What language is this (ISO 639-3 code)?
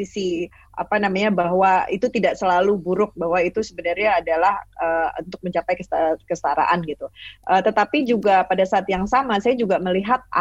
ind